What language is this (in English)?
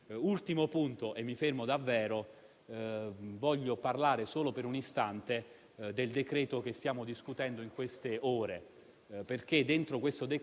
Italian